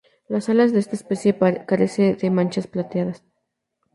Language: Spanish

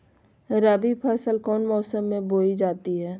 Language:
Magahi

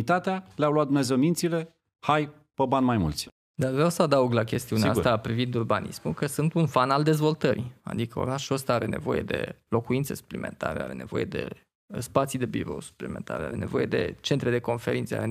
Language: Romanian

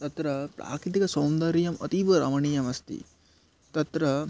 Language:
Sanskrit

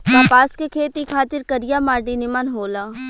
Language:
Bhojpuri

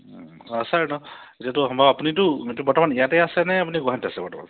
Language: Assamese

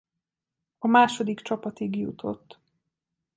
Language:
Hungarian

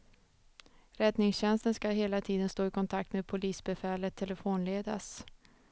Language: Swedish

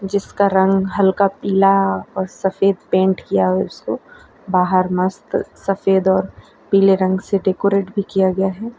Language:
Hindi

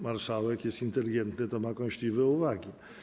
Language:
Polish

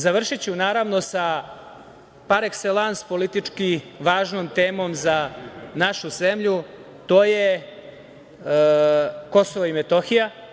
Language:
Serbian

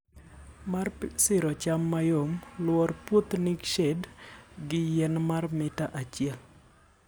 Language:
Luo (Kenya and Tanzania)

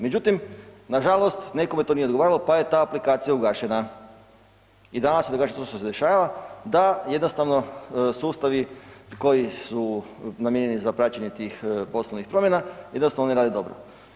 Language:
Croatian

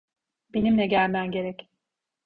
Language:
Turkish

